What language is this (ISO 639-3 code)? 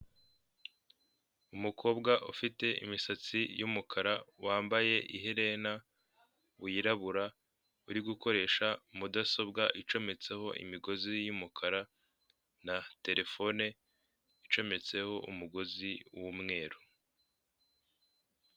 kin